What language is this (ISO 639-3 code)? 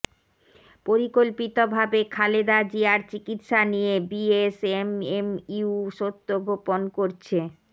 ben